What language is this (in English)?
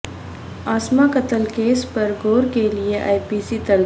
Urdu